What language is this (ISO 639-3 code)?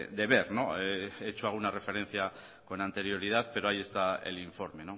spa